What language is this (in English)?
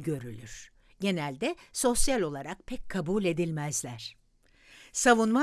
Turkish